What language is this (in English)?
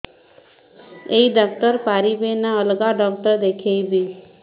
Odia